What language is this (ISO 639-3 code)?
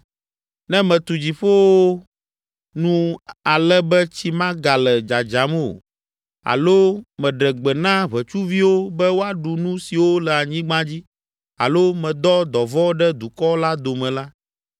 ewe